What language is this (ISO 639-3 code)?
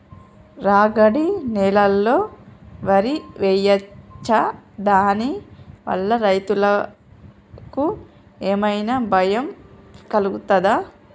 tel